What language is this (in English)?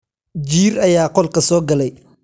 Somali